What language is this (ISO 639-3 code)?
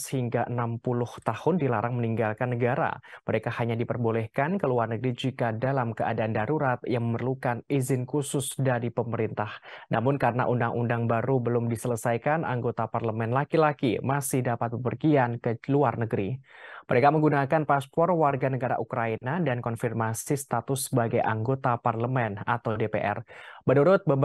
ind